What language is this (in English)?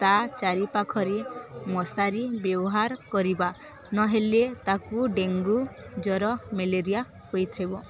Odia